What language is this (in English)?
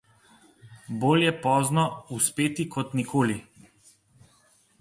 Slovenian